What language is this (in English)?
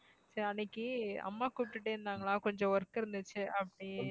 Tamil